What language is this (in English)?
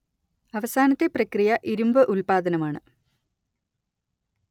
Malayalam